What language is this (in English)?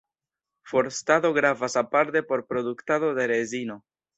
Esperanto